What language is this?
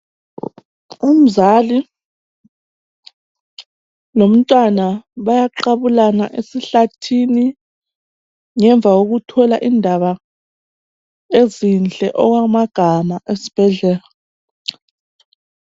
North Ndebele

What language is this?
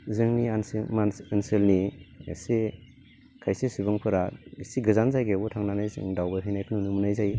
Bodo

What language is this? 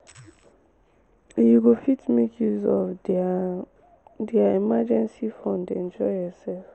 Nigerian Pidgin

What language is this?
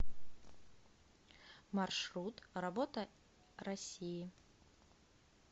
Russian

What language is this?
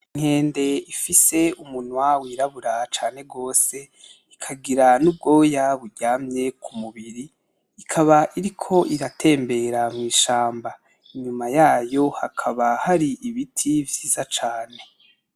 Rundi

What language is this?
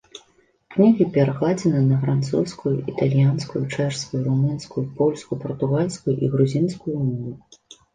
Belarusian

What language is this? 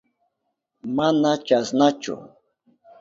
Southern Pastaza Quechua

